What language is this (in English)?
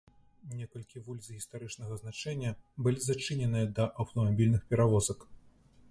Belarusian